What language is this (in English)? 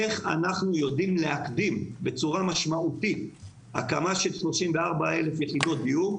Hebrew